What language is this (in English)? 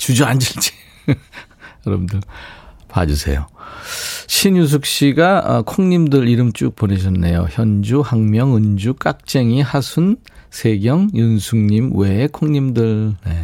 Korean